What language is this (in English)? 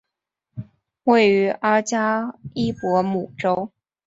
Chinese